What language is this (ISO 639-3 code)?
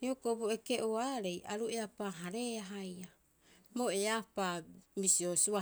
kyx